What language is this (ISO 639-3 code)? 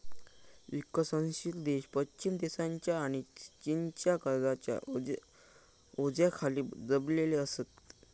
mar